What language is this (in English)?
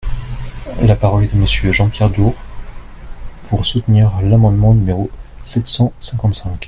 French